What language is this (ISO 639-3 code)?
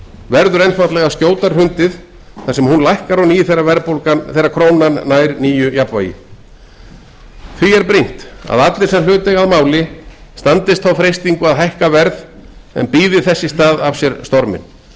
isl